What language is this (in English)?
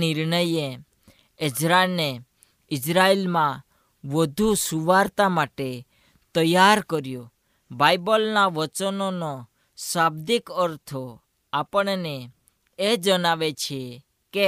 Hindi